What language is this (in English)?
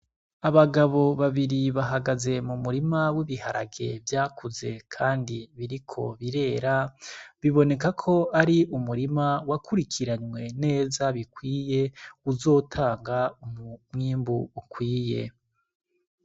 Rundi